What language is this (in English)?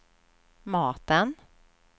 Swedish